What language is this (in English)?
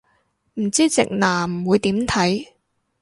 Cantonese